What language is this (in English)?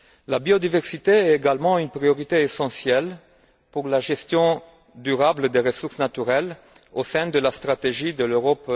French